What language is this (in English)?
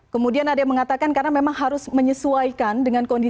Indonesian